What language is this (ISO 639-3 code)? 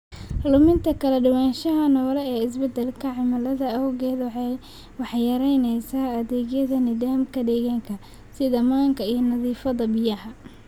som